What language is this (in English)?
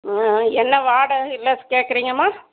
Tamil